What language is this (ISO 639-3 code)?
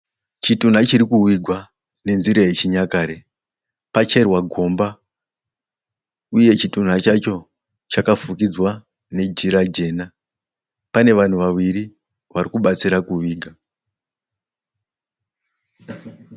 sna